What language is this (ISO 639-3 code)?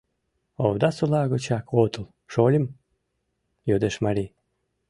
chm